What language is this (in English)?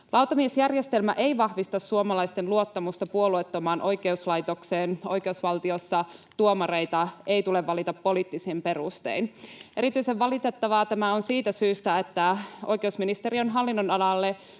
Finnish